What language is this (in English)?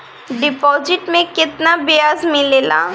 Bhojpuri